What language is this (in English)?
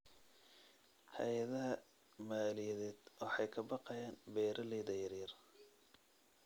Somali